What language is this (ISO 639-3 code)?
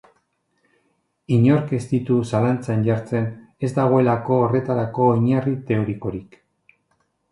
eus